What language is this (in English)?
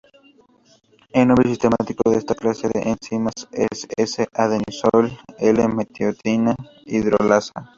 Spanish